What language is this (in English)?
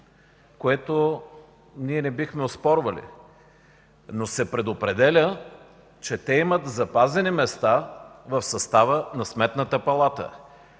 Bulgarian